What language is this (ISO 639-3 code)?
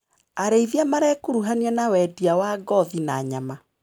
kik